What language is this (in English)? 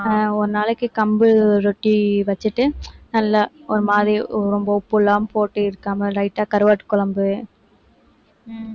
Tamil